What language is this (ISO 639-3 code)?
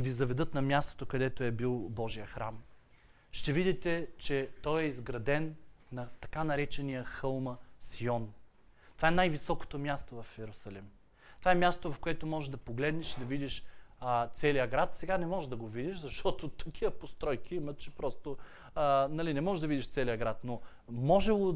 bul